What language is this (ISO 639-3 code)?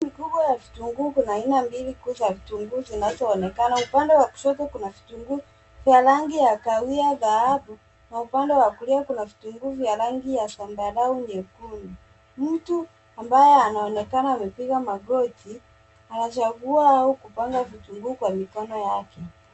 swa